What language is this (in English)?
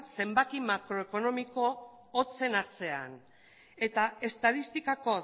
Basque